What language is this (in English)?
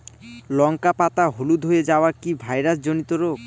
Bangla